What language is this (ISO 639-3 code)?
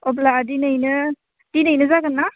brx